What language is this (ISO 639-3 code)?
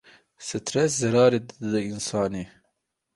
kur